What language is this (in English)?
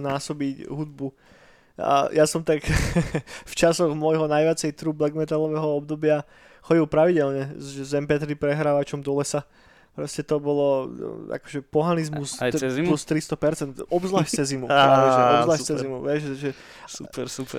Slovak